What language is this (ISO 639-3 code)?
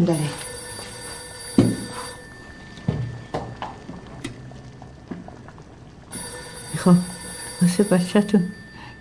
fas